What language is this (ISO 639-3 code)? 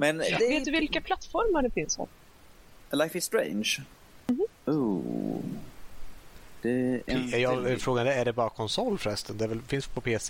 swe